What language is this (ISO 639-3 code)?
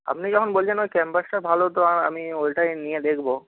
ben